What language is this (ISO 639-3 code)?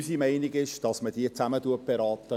gsw